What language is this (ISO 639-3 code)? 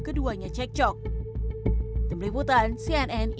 ind